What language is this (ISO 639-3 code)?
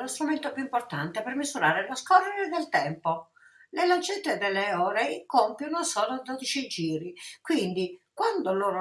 ita